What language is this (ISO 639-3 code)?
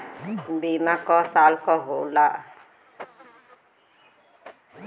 bho